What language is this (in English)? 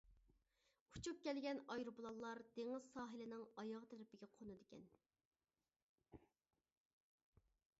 Uyghur